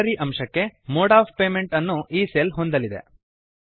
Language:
Kannada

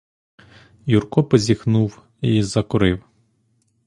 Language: Ukrainian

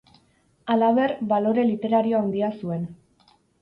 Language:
Basque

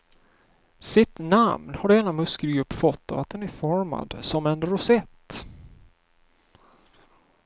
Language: Swedish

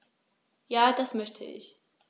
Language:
German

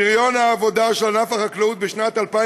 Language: Hebrew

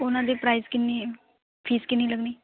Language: Punjabi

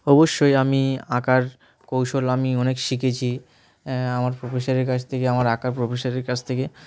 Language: Bangla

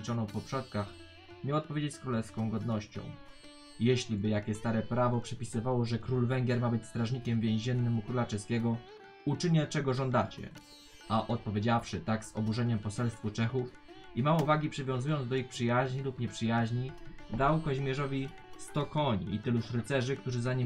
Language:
Polish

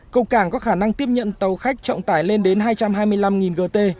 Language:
Vietnamese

